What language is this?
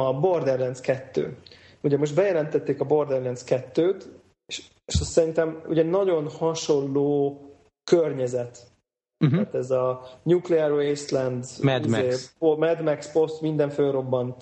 Hungarian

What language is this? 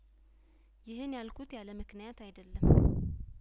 Amharic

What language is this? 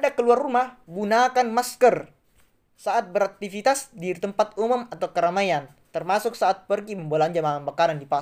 Indonesian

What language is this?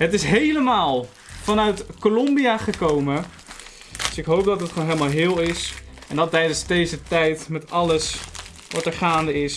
Dutch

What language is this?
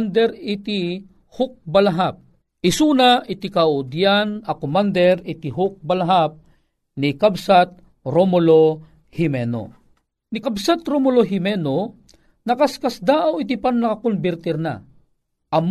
Filipino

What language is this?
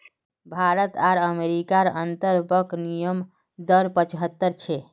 Magahi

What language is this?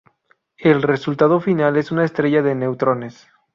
Spanish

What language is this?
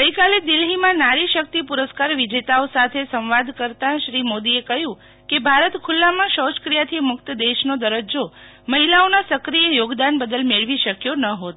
Gujarati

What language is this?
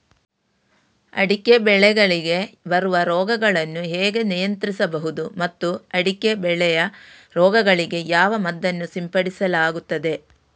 Kannada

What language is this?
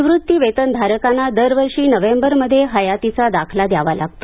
Marathi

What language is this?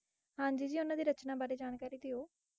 Punjabi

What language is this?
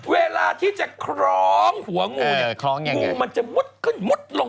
Thai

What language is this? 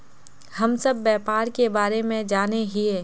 Magahi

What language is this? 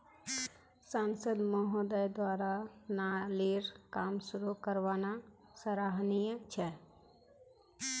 Magahi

